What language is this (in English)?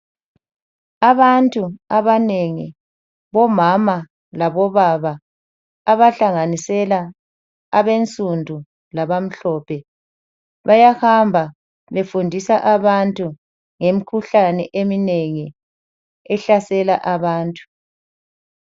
North Ndebele